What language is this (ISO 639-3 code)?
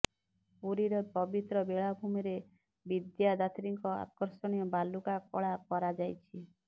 ori